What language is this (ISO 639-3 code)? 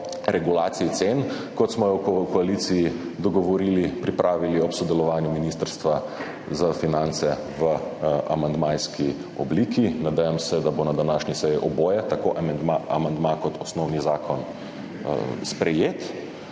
slv